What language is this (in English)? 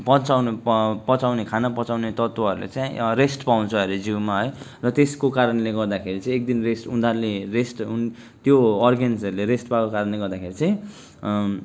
Nepali